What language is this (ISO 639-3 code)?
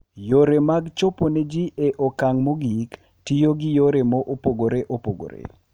luo